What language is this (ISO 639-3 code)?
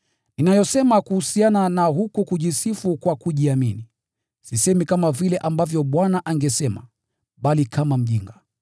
swa